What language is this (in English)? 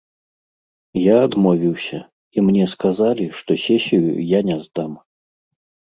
Belarusian